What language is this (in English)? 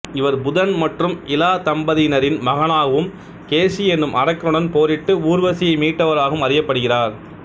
Tamil